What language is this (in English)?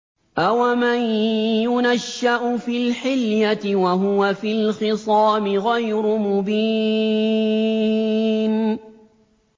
Arabic